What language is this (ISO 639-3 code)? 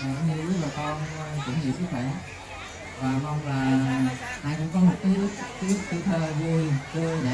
vie